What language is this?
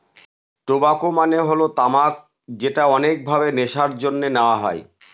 Bangla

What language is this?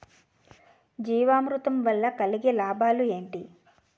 Telugu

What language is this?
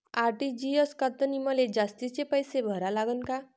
Marathi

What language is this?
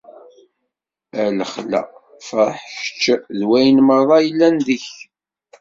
Kabyle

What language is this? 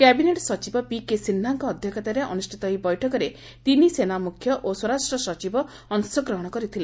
Odia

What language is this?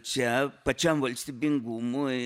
Lithuanian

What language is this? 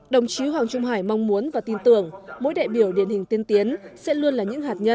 Vietnamese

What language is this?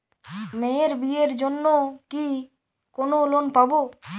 Bangla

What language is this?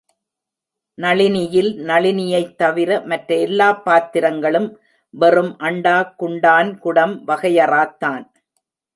Tamil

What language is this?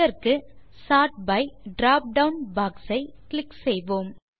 Tamil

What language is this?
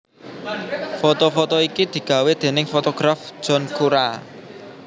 Javanese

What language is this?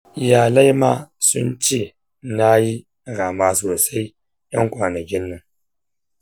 Hausa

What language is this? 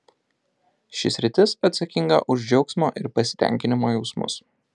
Lithuanian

